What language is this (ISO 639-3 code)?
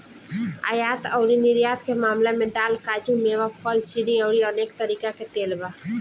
bho